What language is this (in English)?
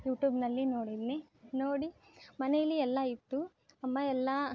Kannada